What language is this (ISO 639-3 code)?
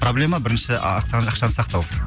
kaz